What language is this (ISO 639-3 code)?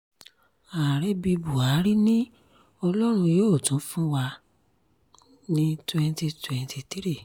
yor